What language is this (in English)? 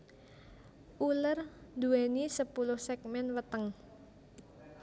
Javanese